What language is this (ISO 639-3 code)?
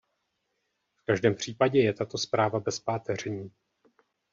ces